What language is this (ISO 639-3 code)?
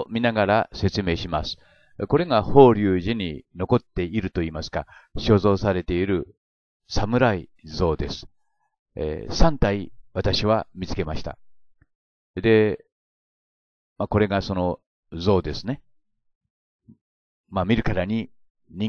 jpn